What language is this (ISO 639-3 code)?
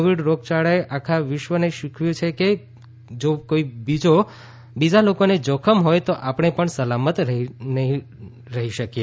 guj